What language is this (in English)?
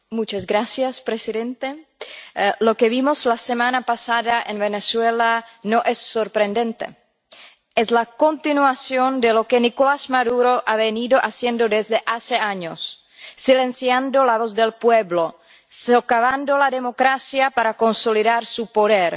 Spanish